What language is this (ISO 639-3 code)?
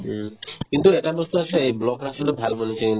asm